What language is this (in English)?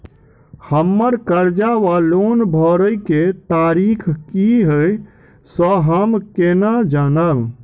Maithili